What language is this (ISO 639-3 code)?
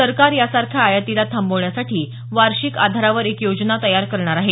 mar